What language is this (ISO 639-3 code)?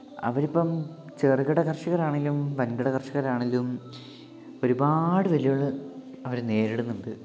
mal